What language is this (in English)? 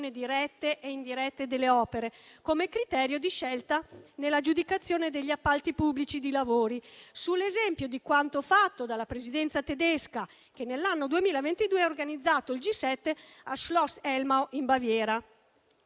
Italian